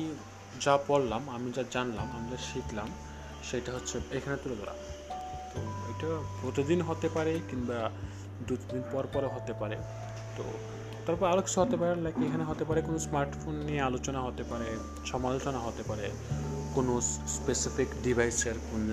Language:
Bangla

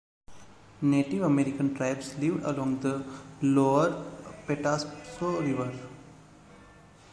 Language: English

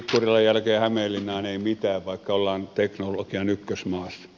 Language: Finnish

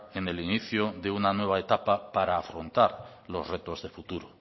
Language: Spanish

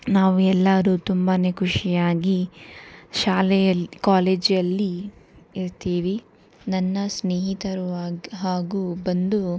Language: Kannada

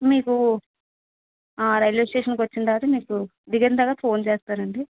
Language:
Telugu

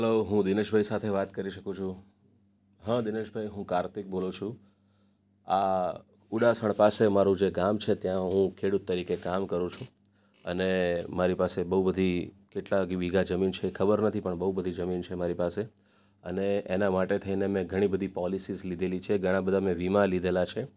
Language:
Gujarati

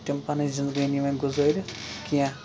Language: Kashmiri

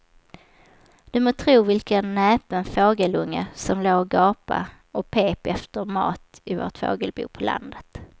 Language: Swedish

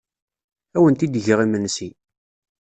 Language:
Kabyle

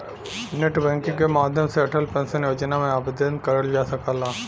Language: Bhojpuri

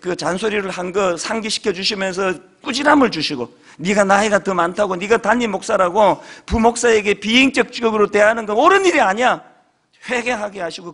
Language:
Korean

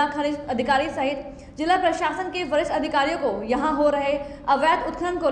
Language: Hindi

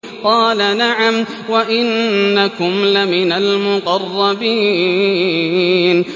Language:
Arabic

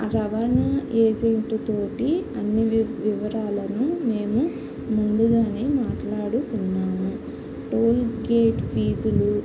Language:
Telugu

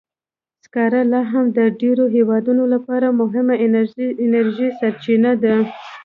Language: Pashto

